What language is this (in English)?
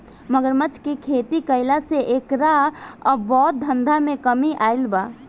Bhojpuri